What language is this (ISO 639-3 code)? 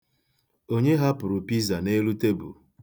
ibo